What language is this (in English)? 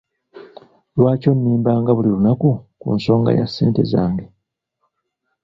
Ganda